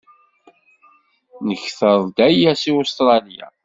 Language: Kabyle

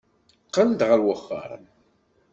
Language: Kabyle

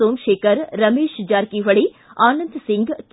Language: Kannada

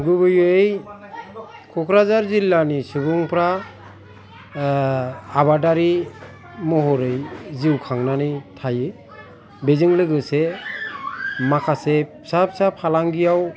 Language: Bodo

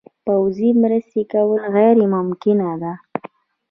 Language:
Pashto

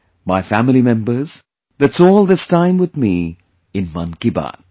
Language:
English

